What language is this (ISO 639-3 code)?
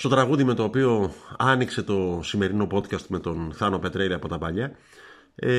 ell